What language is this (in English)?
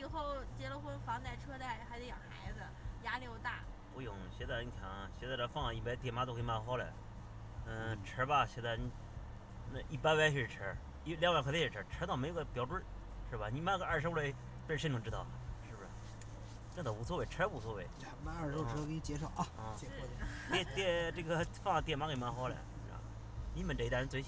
Chinese